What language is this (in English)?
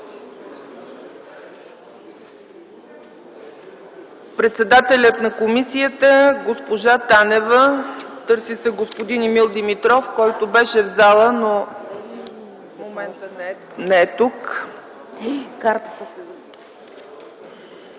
Bulgarian